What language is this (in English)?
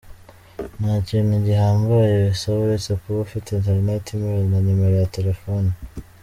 Kinyarwanda